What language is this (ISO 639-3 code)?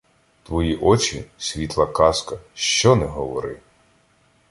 ukr